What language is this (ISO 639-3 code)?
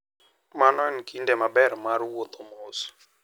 luo